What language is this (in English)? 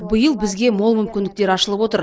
Kazakh